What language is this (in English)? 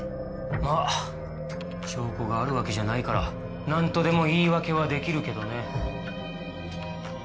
Japanese